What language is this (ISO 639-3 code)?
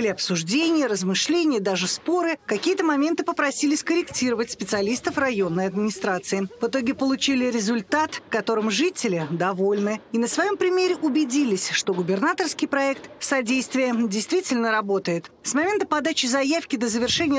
rus